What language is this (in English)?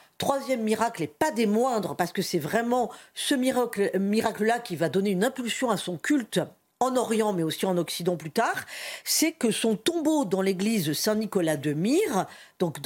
French